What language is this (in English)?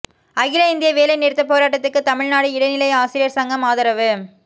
Tamil